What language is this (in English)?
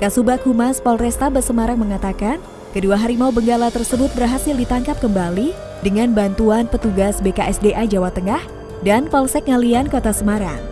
Indonesian